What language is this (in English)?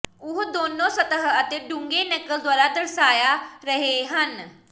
Punjabi